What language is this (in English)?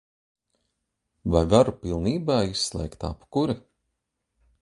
Latvian